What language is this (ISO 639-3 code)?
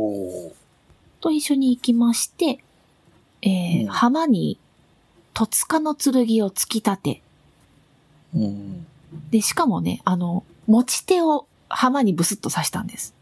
jpn